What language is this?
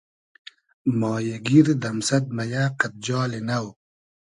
Hazaragi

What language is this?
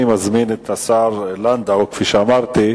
Hebrew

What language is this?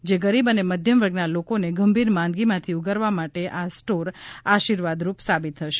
Gujarati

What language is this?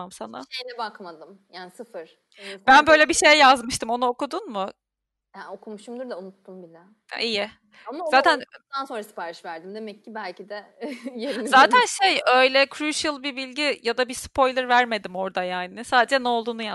Turkish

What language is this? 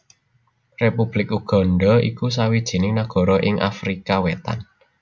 Javanese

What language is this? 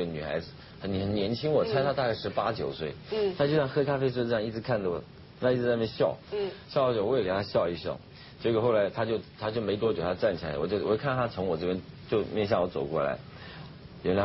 Chinese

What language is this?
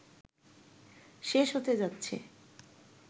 Bangla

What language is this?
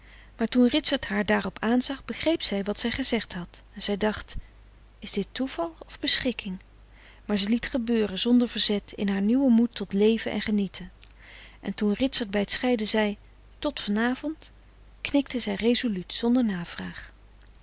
Dutch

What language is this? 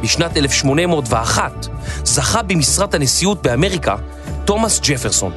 Hebrew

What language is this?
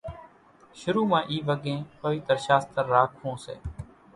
Kachi Koli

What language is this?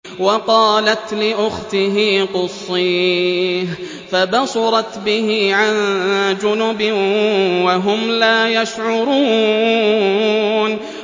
Arabic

